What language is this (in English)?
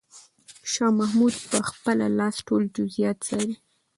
Pashto